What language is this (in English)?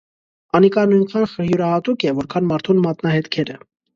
Armenian